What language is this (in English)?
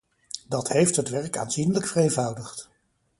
Dutch